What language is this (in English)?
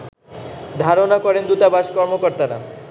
Bangla